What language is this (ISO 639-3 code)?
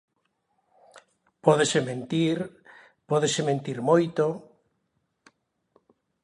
glg